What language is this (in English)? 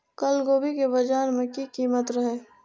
Maithili